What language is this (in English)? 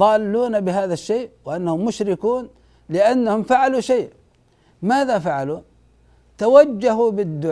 Arabic